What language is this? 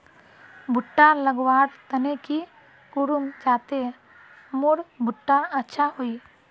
Magahi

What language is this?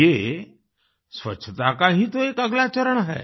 Hindi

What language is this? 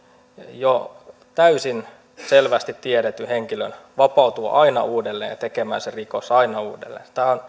Finnish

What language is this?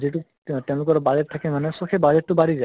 Assamese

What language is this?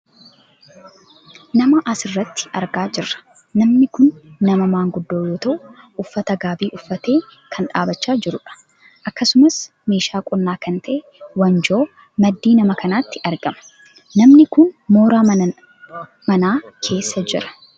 Oromo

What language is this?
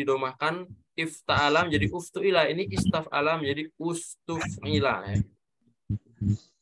Indonesian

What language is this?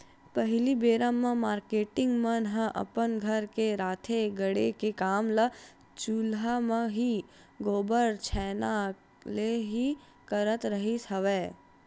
Chhattisgarhi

